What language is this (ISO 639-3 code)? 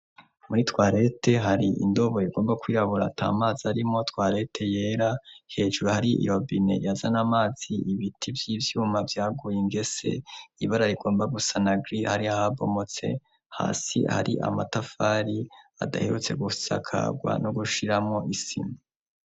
run